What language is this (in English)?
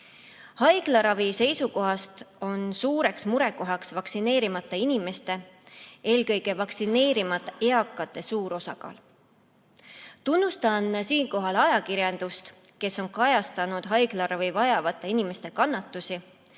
Estonian